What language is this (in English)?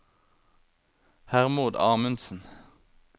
Norwegian